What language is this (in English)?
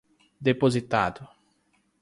Portuguese